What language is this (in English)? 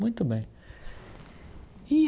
Portuguese